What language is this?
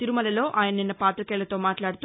Telugu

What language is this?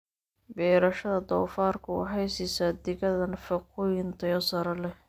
Somali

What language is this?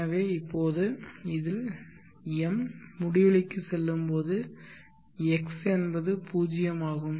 Tamil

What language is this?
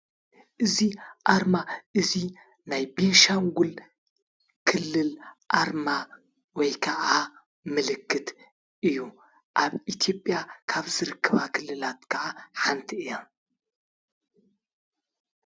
Tigrinya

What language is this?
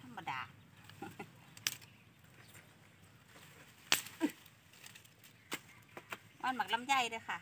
Thai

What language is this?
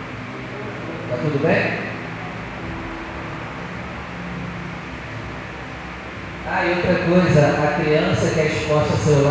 Portuguese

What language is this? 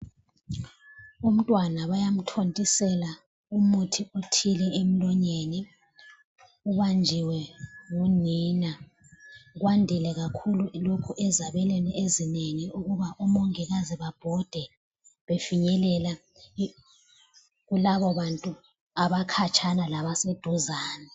North Ndebele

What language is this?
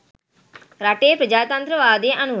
Sinhala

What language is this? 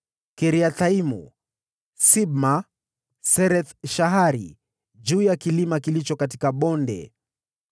Swahili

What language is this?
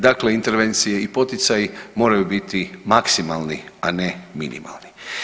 Croatian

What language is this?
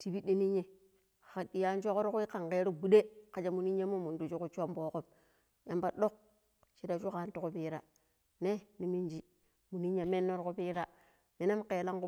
Pero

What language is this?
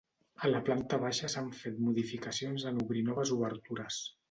Catalan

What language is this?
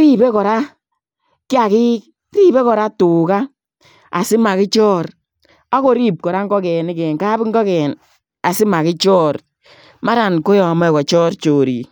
Kalenjin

